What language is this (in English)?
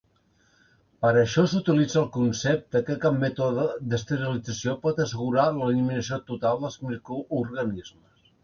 Catalan